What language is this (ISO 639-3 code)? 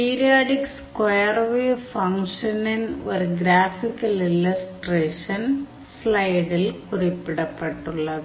tam